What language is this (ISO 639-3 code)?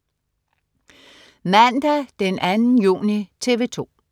dan